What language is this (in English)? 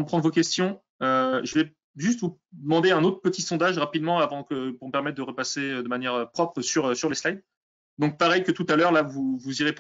French